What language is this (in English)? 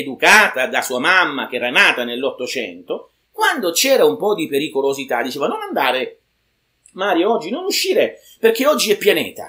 Italian